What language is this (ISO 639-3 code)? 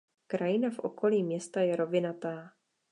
ces